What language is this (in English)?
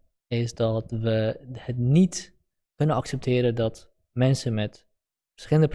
Dutch